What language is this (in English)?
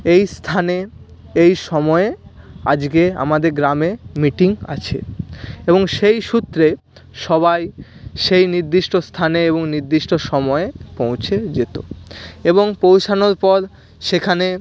Bangla